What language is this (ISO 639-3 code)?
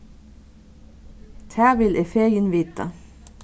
fao